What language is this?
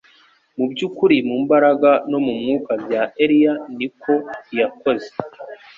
Kinyarwanda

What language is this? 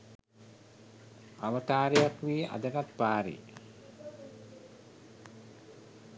Sinhala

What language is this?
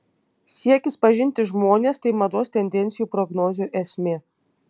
Lithuanian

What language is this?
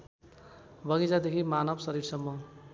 Nepali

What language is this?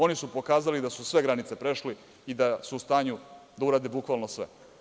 Serbian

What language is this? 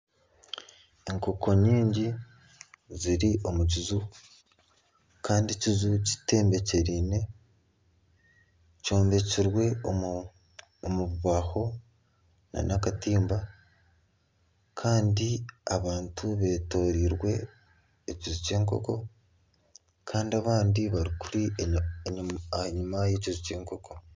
Nyankole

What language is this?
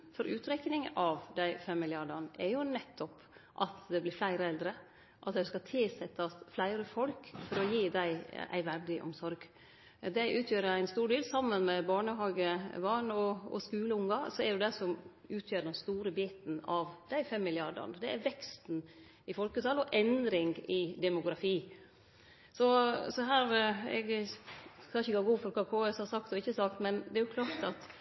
Norwegian Nynorsk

